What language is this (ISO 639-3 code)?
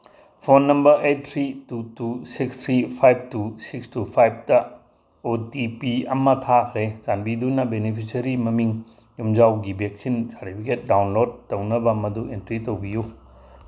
mni